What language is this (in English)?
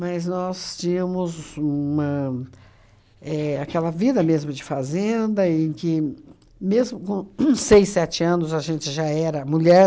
Portuguese